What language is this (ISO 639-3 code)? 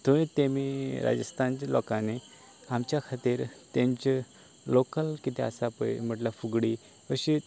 kok